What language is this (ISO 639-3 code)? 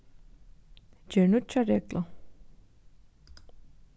fao